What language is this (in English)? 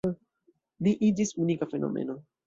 Esperanto